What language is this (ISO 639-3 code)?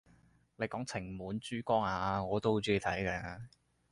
yue